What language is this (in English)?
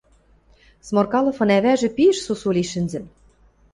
Western Mari